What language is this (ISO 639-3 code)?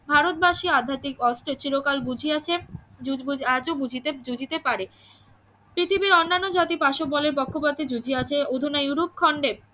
ben